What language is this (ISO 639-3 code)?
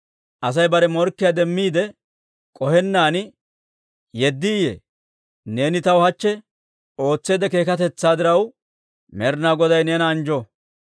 dwr